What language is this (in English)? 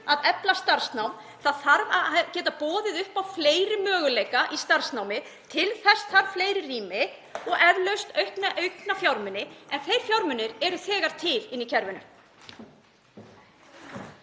Icelandic